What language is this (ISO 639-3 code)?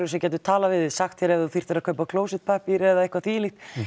isl